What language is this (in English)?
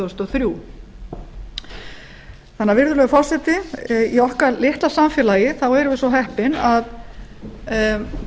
Icelandic